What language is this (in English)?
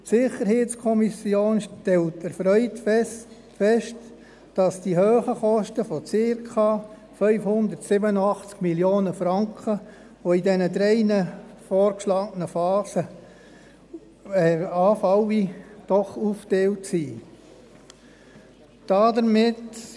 Swiss German